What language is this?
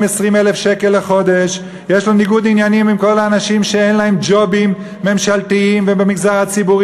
Hebrew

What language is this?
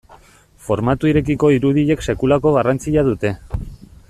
Basque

